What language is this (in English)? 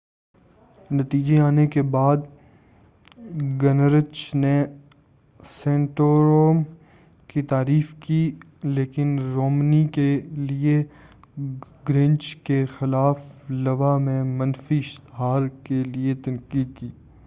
Urdu